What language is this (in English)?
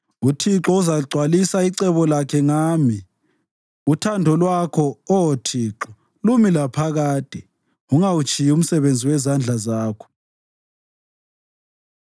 North Ndebele